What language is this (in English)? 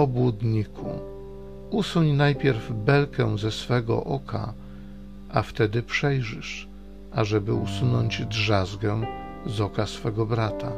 Polish